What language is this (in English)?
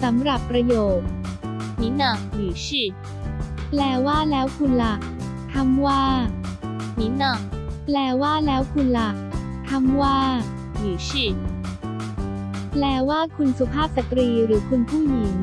Thai